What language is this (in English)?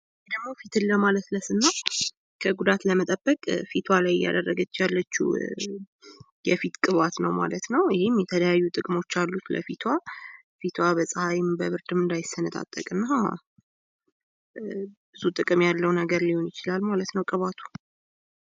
Amharic